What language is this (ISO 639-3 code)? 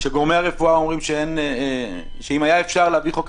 heb